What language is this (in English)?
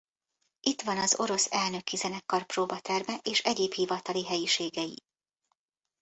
Hungarian